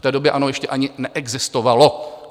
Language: Czech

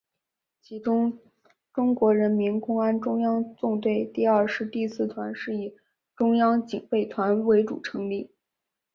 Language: Chinese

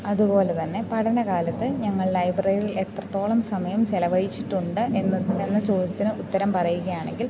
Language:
Malayalam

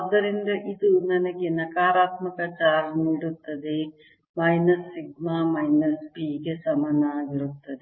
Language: Kannada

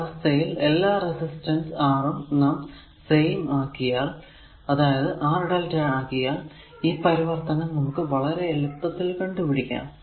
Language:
Malayalam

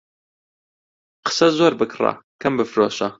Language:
Central Kurdish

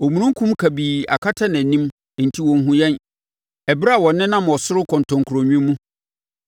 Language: Akan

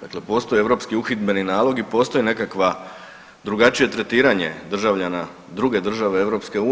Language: Croatian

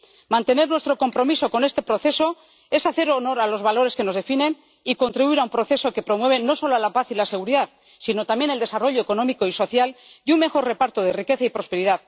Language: Spanish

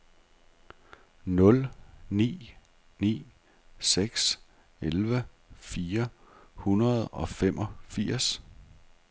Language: Danish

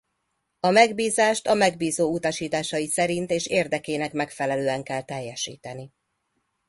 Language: Hungarian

